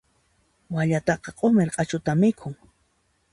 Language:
Puno Quechua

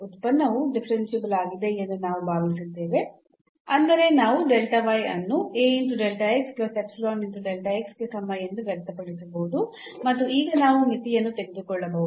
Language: Kannada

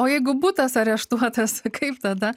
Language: Lithuanian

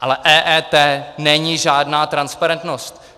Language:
Czech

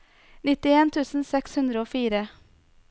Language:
Norwegian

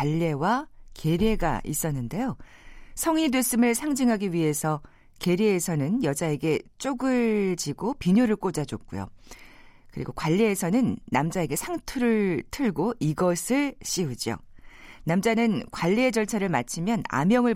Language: Korean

